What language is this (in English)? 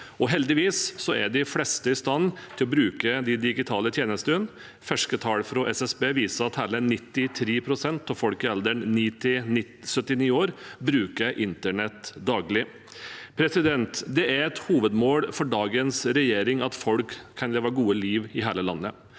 Norwegian